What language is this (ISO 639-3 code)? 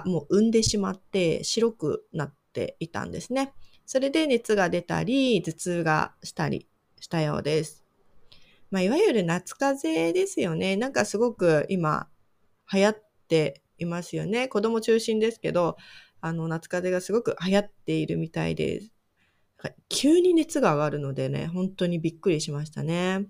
jpn